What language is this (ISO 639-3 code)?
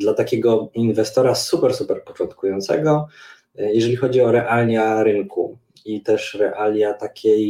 pol